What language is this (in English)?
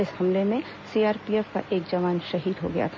Hindi